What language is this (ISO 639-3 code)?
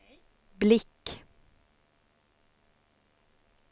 swe